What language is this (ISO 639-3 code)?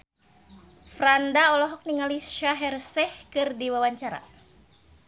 sun